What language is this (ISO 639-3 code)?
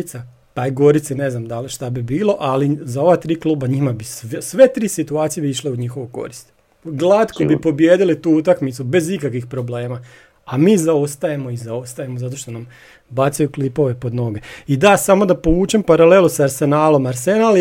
hrv